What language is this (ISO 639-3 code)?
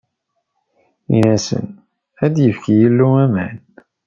kab